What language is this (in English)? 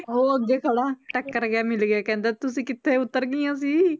Punjabi